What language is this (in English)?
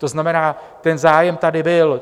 Czech